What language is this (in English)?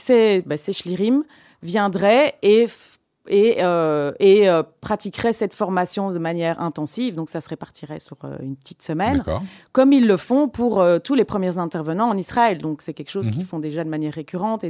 French